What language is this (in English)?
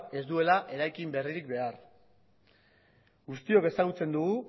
Basque